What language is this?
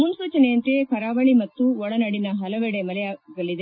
Kannada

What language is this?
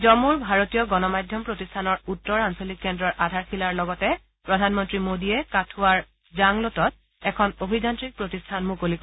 Assamese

